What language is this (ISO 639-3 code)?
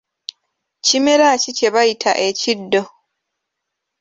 lug